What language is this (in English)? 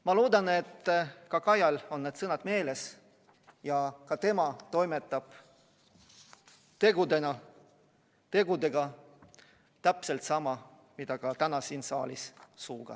Estonian